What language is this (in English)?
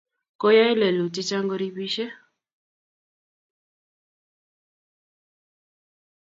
Kalenjin